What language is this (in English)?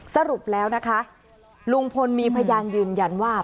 Thai